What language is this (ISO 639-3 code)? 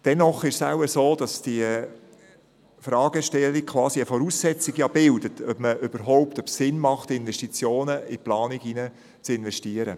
gsw